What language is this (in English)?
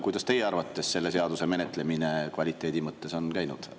Estonian